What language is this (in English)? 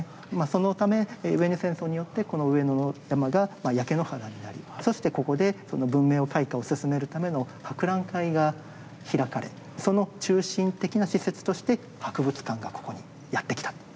Japanese